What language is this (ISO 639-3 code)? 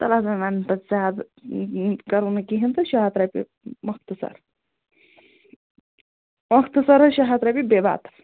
kas